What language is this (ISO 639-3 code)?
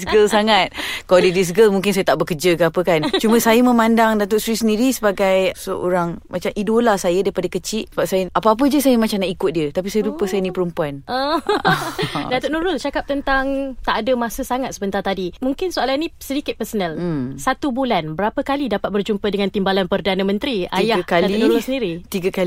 msa